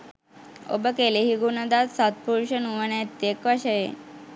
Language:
Sinhala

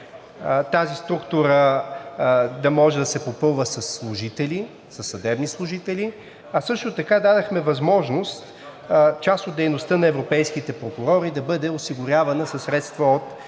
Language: Bulgarian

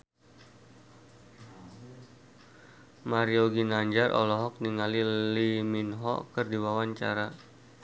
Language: Sundanese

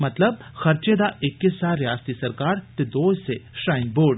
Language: Dogri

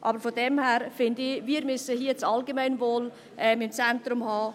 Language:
Swiss German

